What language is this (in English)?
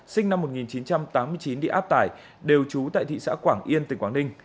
Vietnamese